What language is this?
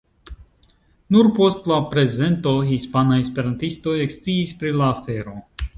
Esperanto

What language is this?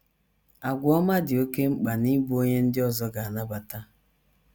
Igbo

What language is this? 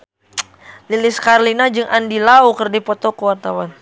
Sundanese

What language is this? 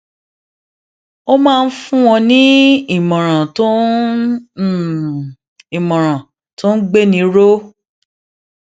Yoruba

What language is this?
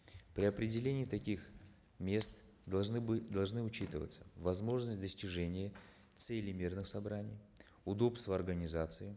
Kazakh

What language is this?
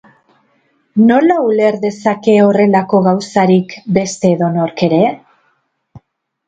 Basque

